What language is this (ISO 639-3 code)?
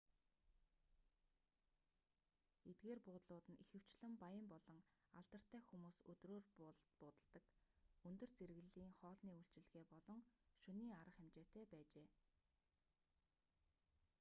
mon